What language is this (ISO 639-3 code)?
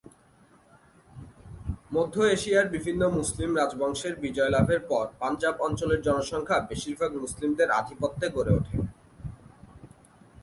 ben